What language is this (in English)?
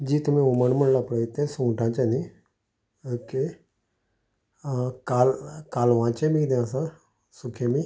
Konkani